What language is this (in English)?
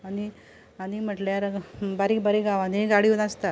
Konkani